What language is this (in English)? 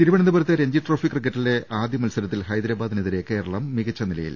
Malayalam